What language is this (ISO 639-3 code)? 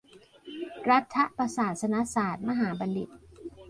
tha